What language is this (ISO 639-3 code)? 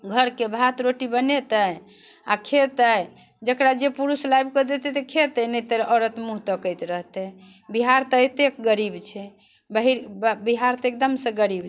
mai